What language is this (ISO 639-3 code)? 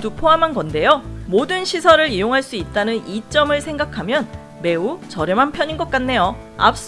kor